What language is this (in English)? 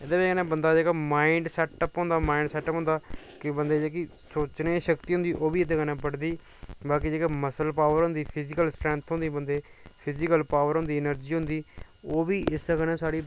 Dogri